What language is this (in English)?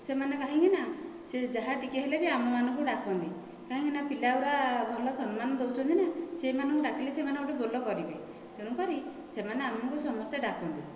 Odia